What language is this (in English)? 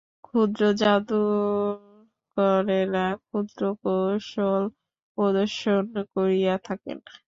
Bangla